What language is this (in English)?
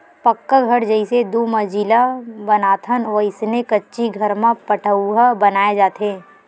Chhattisgarhi